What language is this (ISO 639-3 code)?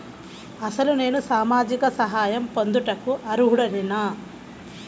tel